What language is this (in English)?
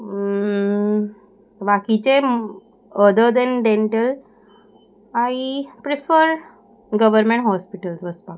Konkani